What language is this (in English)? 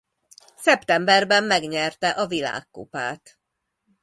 Hungarian